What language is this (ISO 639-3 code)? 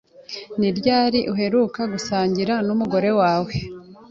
kin